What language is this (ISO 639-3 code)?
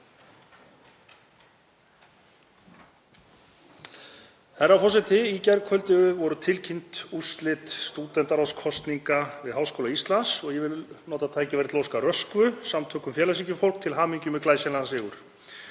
isl